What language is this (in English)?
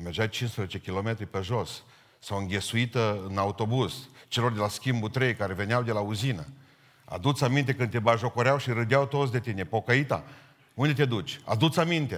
Romanian